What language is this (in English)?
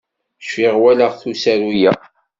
Kabyle